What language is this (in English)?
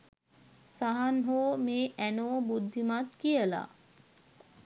Sinhala